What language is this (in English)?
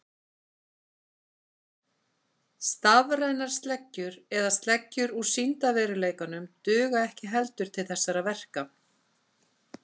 Icelandic